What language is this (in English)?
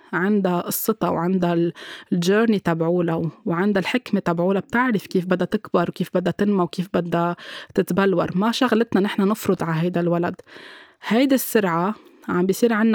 Arabic